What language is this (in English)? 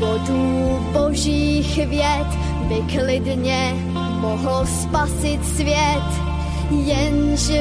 Czech